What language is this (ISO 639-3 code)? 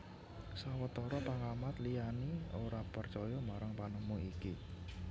jav